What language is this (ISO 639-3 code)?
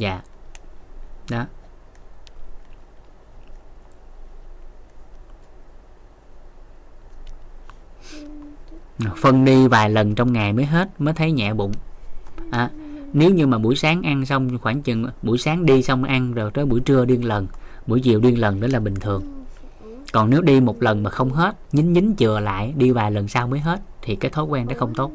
vie